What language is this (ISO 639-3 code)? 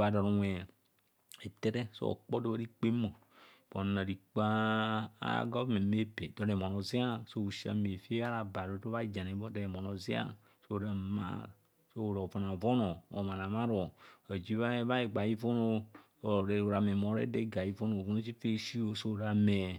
bcs